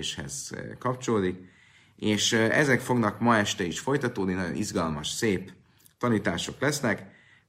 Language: Hungarian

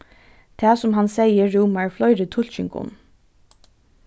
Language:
Faroese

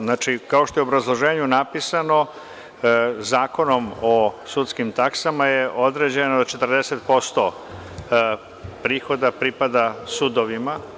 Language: Serbian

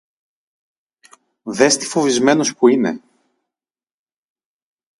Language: Greek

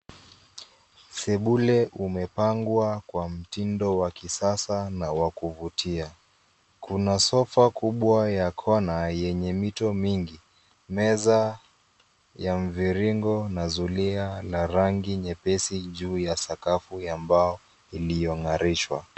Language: Swahili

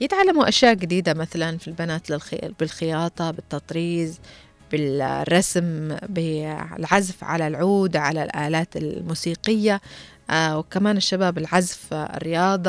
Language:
Arabic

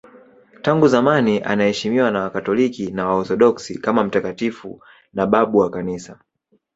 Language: Swahili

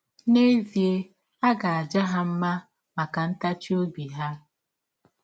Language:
Igbo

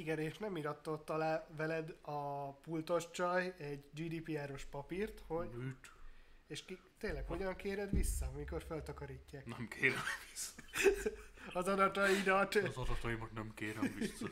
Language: Hungarian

